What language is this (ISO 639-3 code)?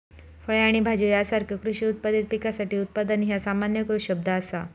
mar